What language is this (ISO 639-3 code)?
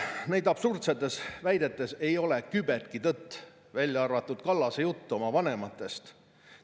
est